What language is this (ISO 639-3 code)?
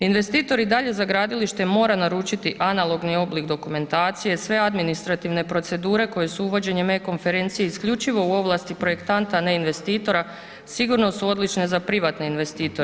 hrv